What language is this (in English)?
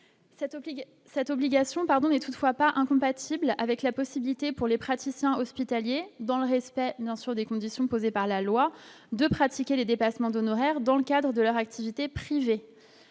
French